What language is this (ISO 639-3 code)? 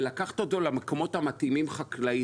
heb